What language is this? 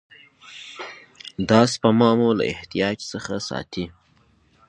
Pashto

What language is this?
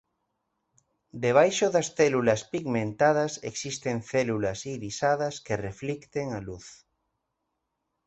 Galician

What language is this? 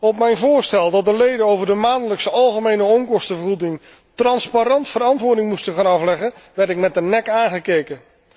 Dutch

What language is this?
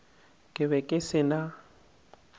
Northern Sotho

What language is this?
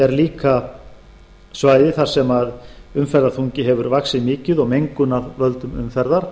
Icelandic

